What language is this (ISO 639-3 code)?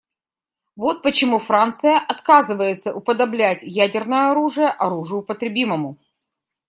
rus